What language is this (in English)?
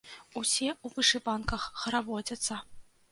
Belarusian